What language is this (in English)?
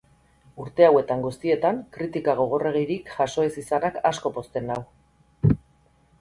Basque